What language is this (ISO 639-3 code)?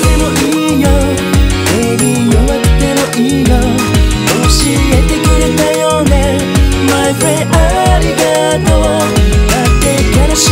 ind